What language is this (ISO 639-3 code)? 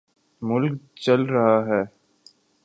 urd